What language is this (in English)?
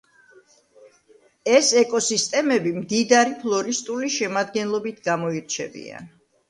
Georgian